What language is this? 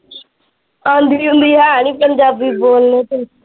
Punjabi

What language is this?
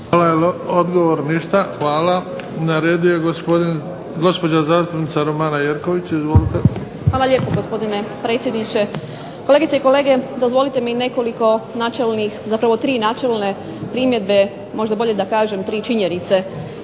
Croatian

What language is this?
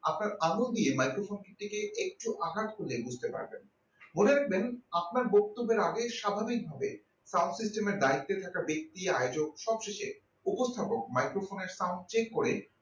Bangla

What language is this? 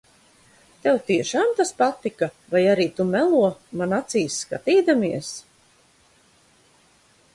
Latvian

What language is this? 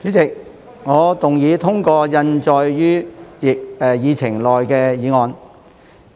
Cantonese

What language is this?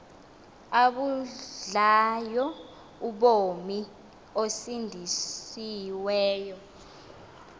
Xhosa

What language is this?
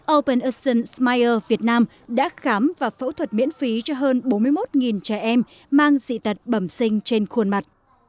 Vietnamese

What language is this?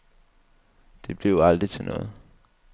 Danish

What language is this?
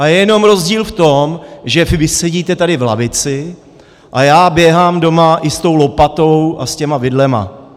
Czech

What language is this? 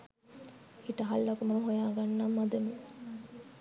Sinhala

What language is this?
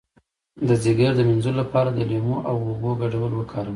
Pashto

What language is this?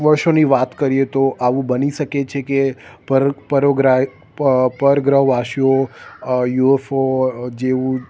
Gujarati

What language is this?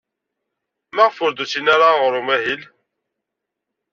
Kabyle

